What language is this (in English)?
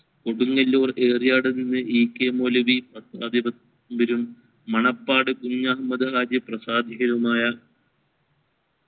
Malayalam